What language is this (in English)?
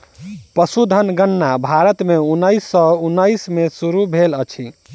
Maithili